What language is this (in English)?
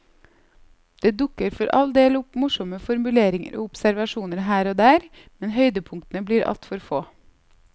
Norwegian